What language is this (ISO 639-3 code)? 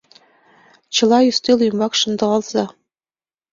chm